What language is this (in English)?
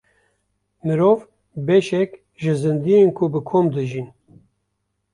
Kurdish